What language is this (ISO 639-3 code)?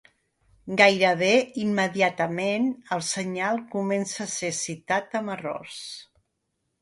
cat